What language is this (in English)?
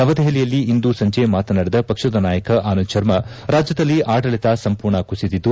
Kannada